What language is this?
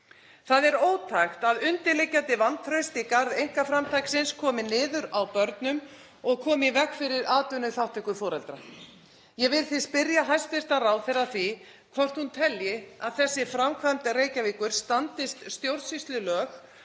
Icelandic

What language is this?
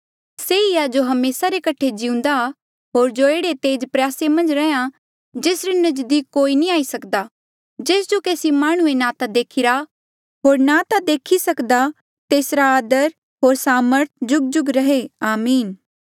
Mandeali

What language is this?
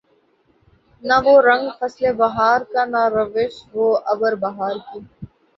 Urdu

